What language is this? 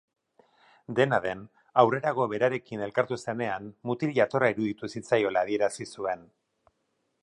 Basque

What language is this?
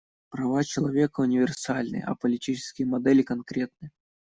Russian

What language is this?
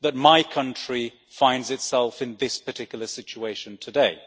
English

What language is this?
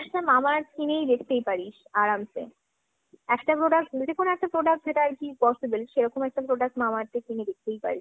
Bangla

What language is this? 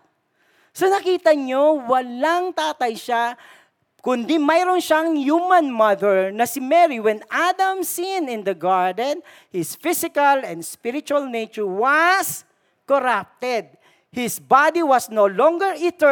Filipino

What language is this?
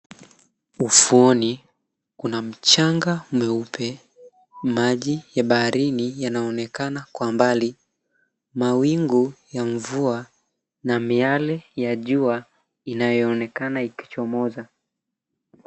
Swahili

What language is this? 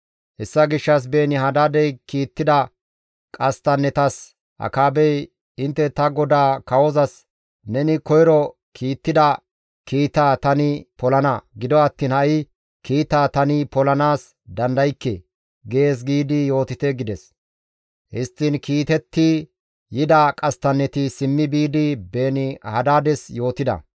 Gamo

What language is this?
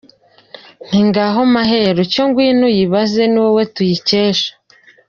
Kinyarwanda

